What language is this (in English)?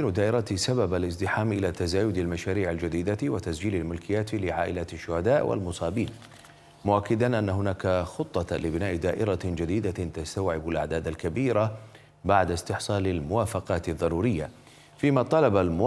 Arabic